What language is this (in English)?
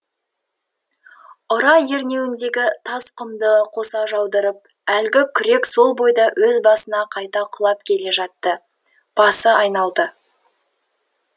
Kazakh